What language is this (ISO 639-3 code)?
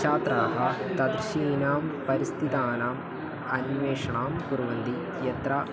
san